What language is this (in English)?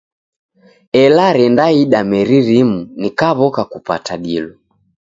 Taita